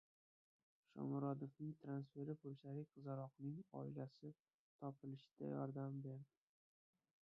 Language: Uzbek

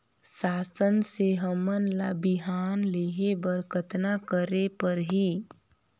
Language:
Chhattisgarhi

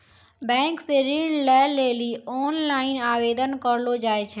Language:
Maithili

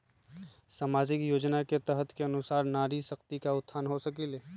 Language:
Magahi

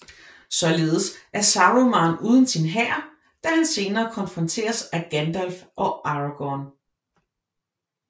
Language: Danish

